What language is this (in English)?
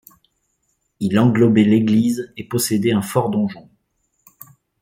French